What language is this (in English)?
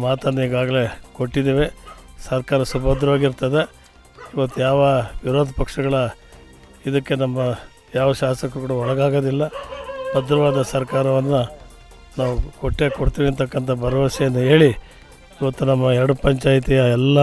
Kannada